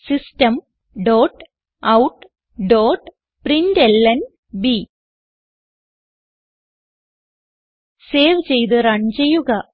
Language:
Malayalam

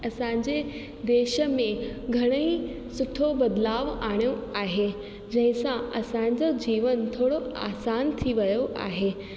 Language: Sindhi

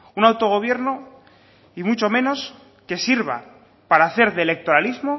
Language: Spanish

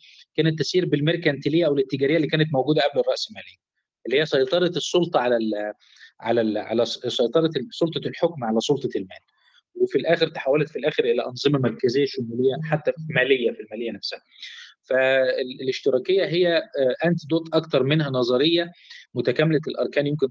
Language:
Arabic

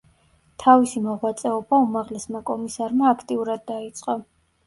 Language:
Georgian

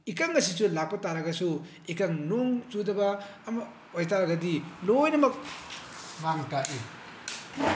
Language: Manipuri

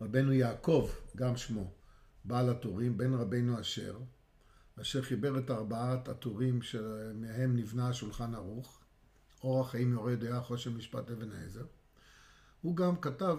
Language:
Hebrew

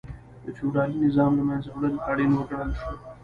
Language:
Pashto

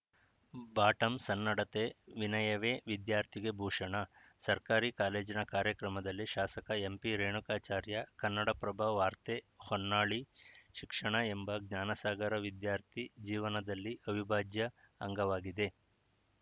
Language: Kannada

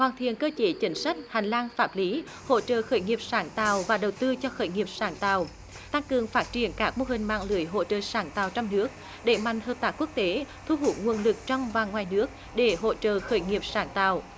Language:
Vietnamese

